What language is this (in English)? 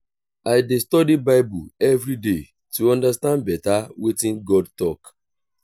Nigerian Pidgin